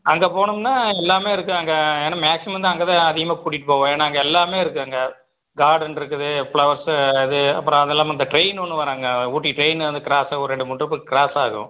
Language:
Tamil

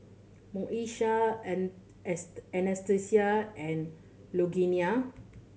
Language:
English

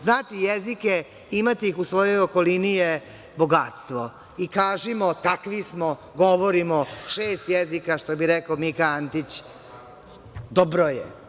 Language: Serbian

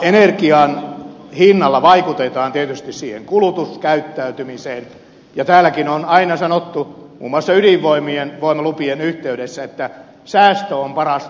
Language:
Finnish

